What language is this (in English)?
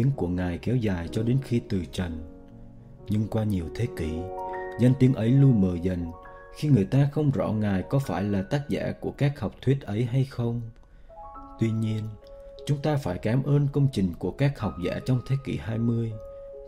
Vietnamese